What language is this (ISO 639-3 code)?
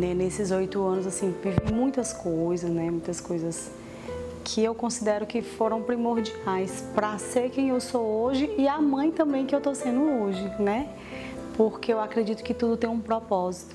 por